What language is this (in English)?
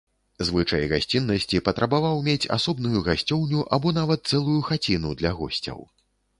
Belarusian